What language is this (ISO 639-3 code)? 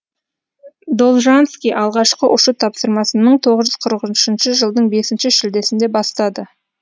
kaz